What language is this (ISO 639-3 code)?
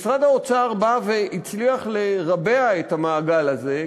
heb